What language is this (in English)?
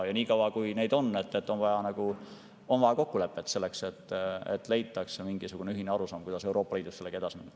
Estonian